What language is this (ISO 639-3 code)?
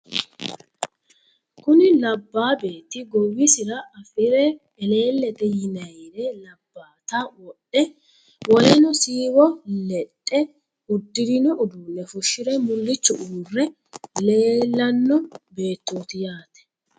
sid